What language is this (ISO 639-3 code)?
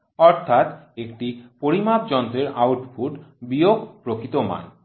ben